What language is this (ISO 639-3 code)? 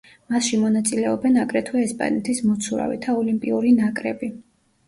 kat